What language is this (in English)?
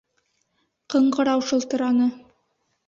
Bashkir